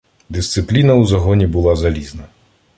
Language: Ukrainian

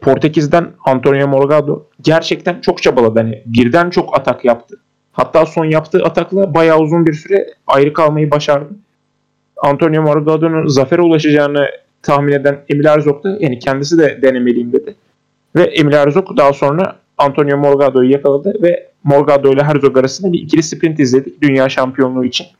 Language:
Turkish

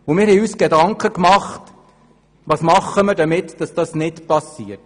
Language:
Swiss German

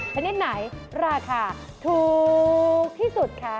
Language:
Thai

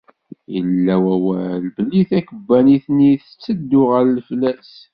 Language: Kabyle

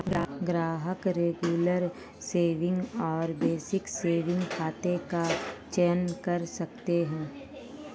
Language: Hindi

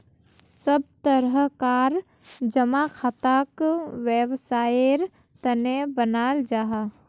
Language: Magahi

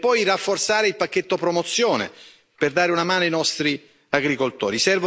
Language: Italian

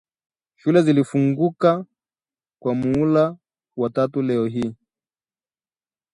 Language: Swahili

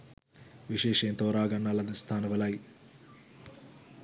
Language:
Sinhala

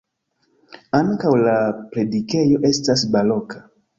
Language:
Esperanto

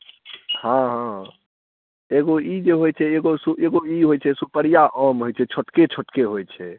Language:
Maithili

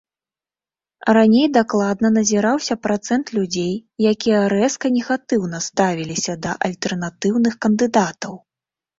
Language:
Belarusian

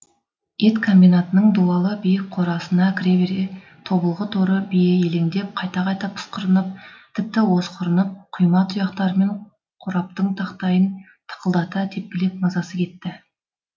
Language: Kazakh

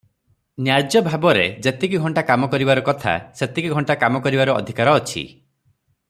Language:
Odia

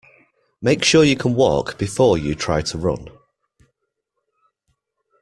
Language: English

